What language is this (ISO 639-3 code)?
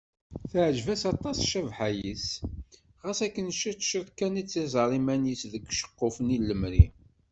kab